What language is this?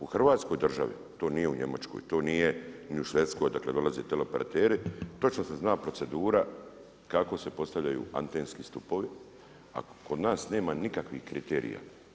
Croatian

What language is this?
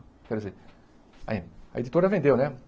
Portuguese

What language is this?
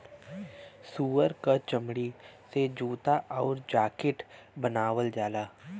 Bhojpuri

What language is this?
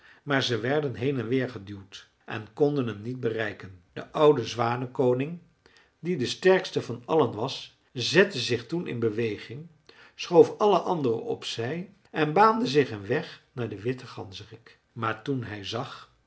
Dutch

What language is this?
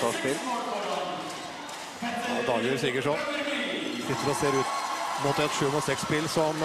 Norwegian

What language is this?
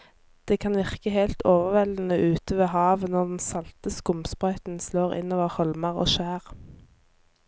Norwegian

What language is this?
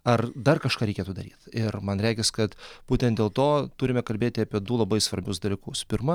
Lithuanian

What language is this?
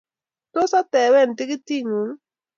Kalenjin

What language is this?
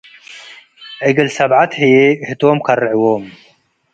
Tigre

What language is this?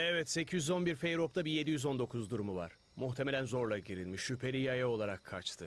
Turkish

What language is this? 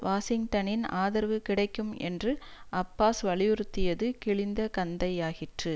Tamil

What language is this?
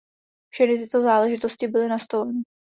Czech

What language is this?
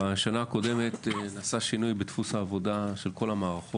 Hebrew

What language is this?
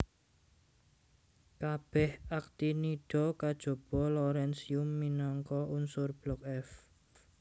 Javanese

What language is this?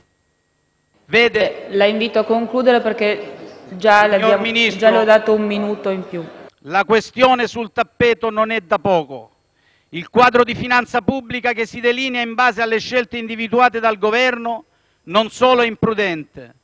Italian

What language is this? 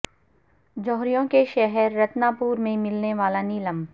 Urdu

